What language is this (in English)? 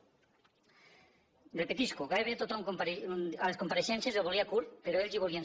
Catalan